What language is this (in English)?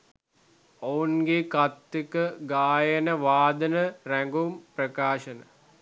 Sinhala